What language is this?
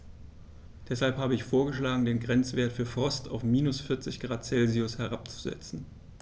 German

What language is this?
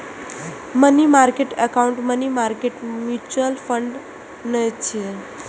Maithili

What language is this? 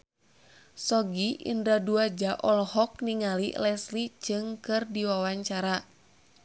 Sundanese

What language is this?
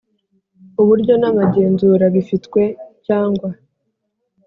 Kinyarwanda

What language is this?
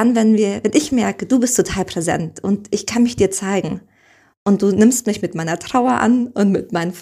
German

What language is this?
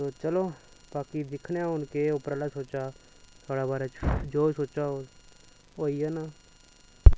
Dogri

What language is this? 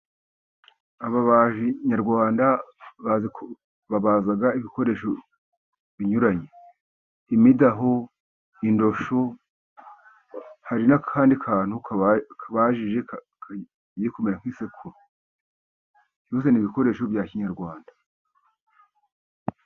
Kinyarwanda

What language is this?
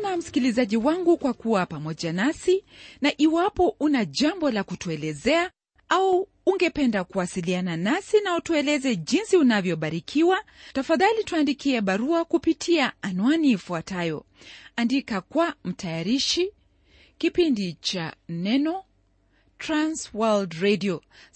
Swahili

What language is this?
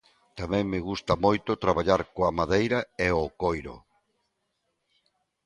Galician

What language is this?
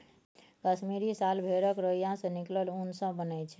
Maithili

